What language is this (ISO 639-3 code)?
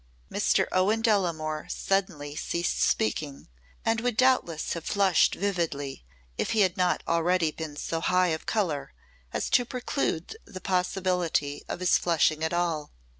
eng